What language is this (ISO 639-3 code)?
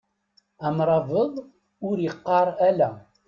kab